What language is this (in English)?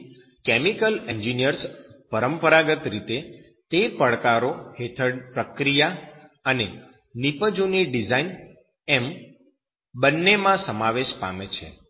Gujarati